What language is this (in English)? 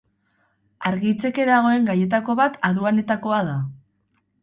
Basque